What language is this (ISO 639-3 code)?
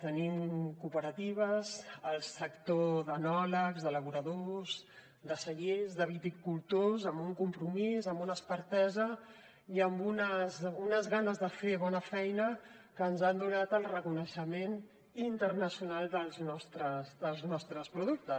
cat